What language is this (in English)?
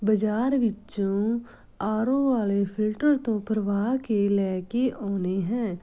Punjabi